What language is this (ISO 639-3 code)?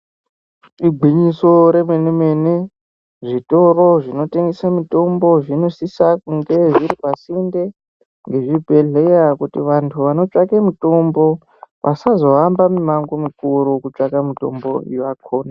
ndc